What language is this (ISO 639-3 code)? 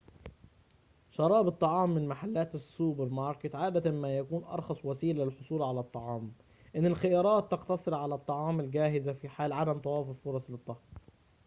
ara